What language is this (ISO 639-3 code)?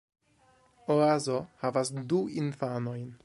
epo